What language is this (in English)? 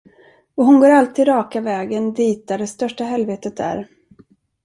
Swedish